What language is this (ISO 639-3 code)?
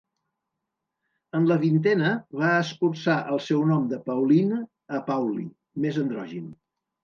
cat